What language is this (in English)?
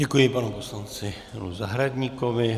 Czech